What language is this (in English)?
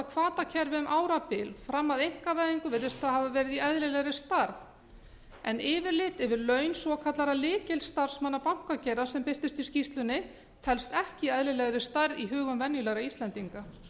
Icelandic